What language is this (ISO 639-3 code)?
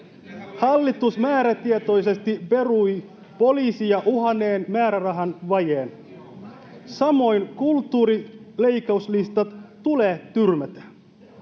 fin